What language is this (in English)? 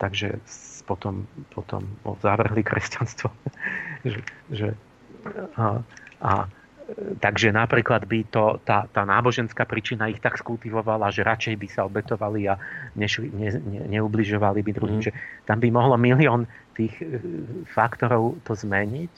Slovak